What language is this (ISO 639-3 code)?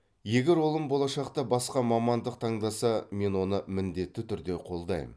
kaz